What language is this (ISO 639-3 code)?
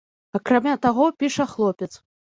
bel